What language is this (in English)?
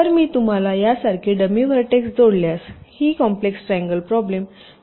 Marathi